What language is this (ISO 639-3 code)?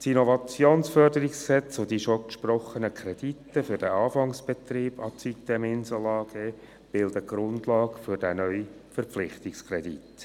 gsw